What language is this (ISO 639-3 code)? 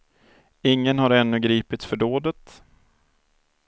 swe